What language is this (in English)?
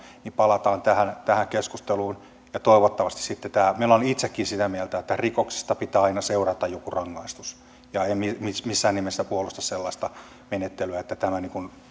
Finnish